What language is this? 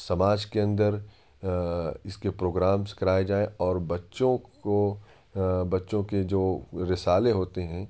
Urdu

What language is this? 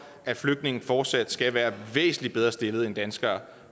Danish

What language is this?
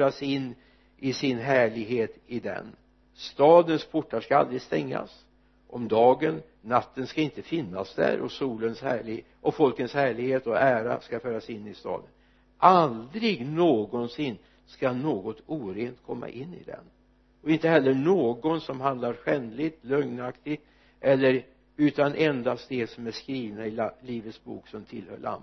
Swedish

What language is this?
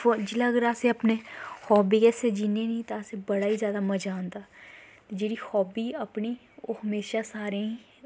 Dogri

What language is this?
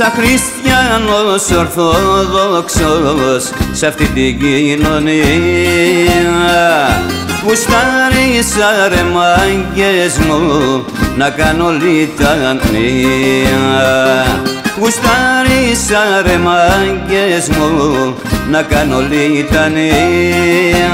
Greek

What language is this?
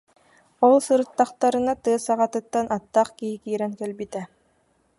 Yakut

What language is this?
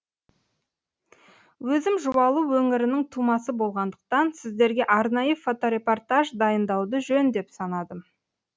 Kazakh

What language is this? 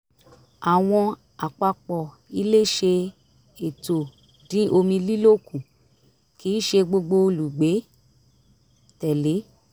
Yoruba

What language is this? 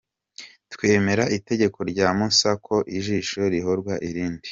Kinyarwanda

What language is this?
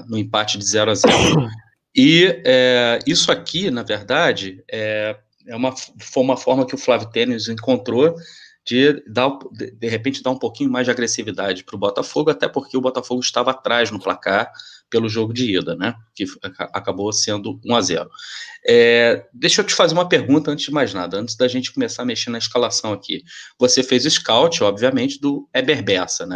Portuguese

